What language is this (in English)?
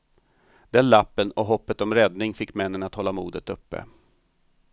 Swedish